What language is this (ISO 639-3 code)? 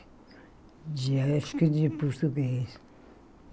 por